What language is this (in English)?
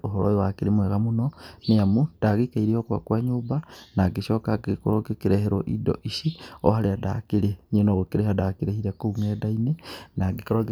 Kikuyu